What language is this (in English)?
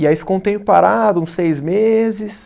Portuguese